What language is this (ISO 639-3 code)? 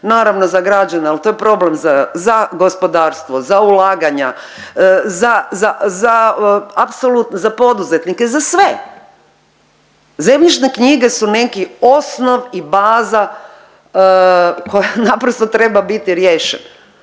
hrv